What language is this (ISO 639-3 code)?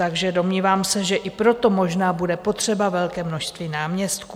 ces